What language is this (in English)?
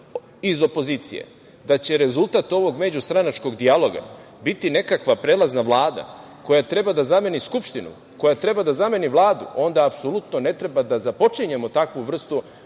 Serbian